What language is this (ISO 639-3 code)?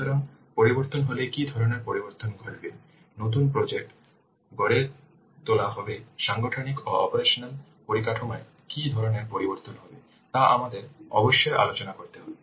ben